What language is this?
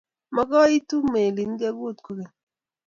Kalenjin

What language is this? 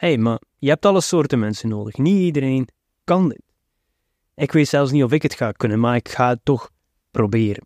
Dutch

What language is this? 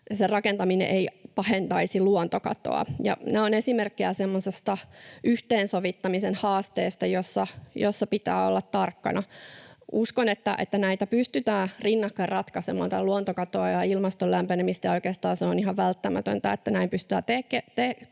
Finnish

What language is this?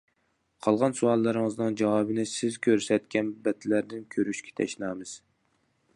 Uyghur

